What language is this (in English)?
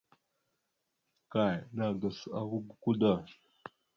Mada (Cameroon)